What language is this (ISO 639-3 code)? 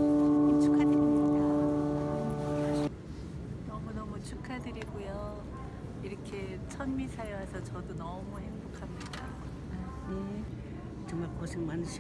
kor